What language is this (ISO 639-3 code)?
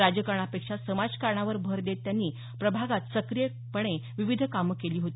mar